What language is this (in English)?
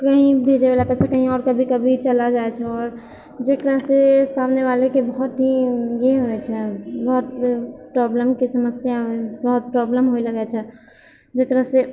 Maithili